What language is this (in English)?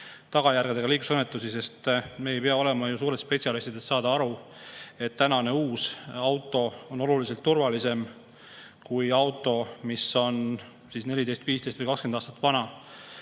Estonian